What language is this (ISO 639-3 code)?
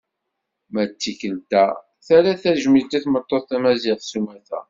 kab